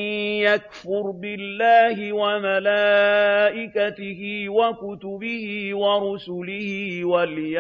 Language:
Arabic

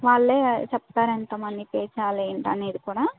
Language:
Telugu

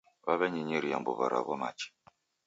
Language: Taita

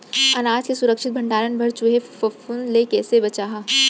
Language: Chhattisgarhi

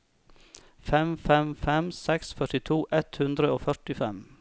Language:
Norwegian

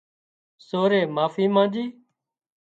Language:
Wadiyara Koli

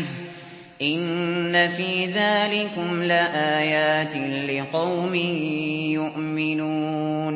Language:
Arabic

